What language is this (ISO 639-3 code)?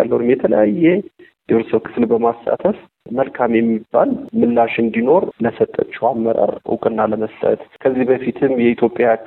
amh